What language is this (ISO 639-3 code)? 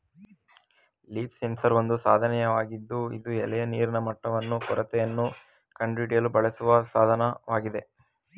kan